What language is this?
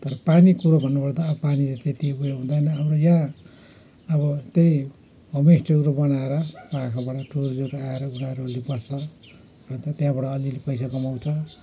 Nepali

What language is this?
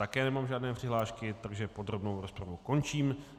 Czech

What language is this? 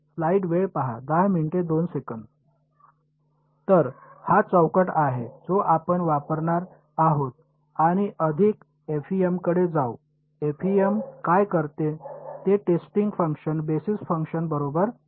Marathi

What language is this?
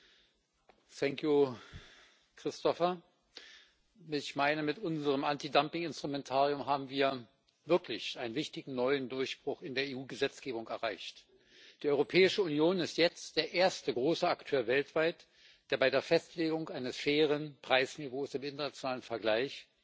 German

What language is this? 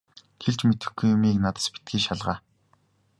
Mongolian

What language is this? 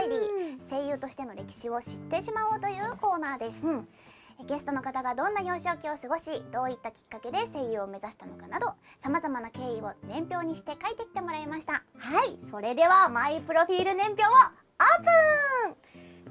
Japanese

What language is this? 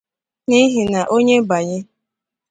Igbo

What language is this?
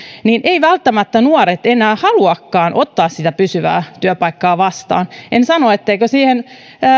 Finnish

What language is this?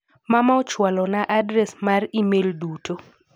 Luo (Kenya and Tanzania)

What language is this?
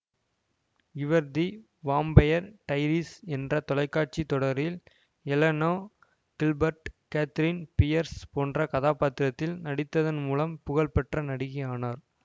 Tamil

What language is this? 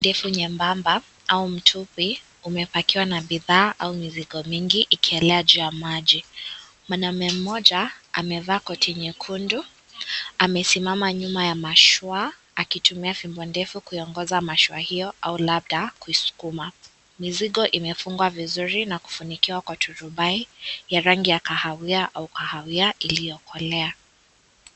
Swahili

